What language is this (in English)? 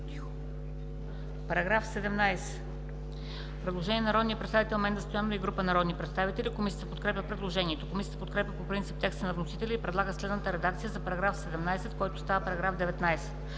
Bulgarian